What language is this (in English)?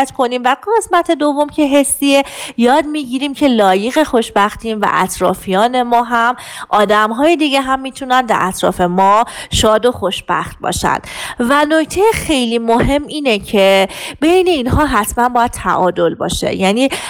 Persian